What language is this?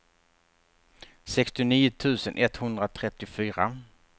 Swedish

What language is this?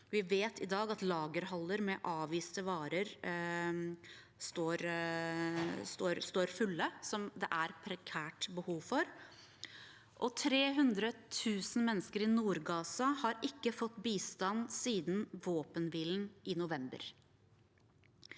Norwegian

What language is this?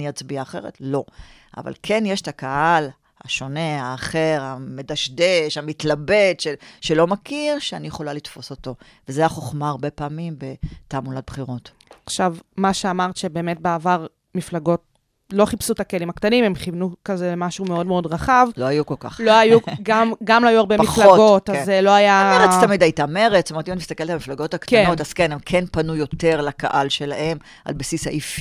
Hebrew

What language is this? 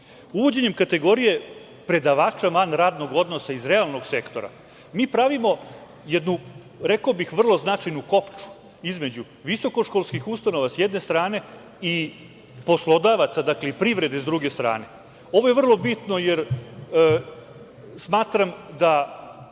Serbian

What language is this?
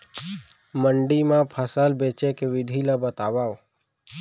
Chhattisgarhi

